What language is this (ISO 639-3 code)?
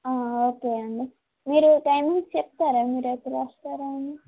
tel